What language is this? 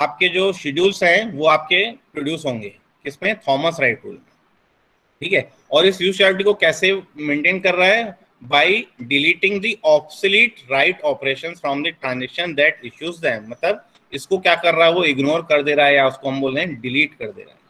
Hindi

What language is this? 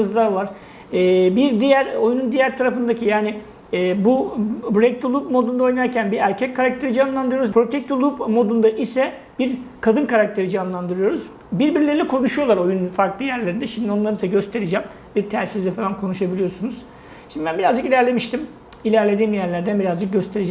Turkish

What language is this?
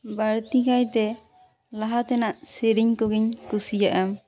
Santali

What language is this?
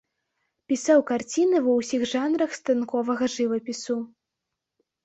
Belarusian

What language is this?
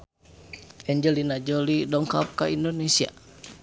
Sundanese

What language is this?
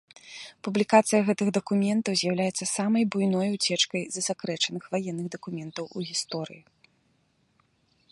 Belarusian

